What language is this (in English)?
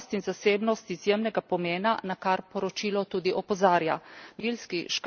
Slovenian